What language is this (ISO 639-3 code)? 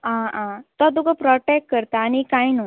kok